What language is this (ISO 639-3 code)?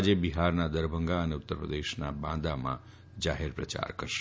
guj